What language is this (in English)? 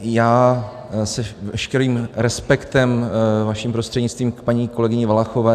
Czech